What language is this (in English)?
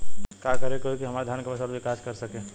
Bhojpuri